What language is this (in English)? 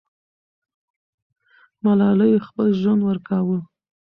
Pashto